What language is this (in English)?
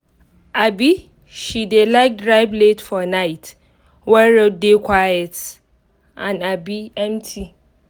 Nigerian Pidgin